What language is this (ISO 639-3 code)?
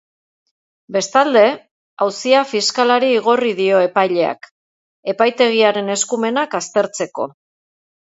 eus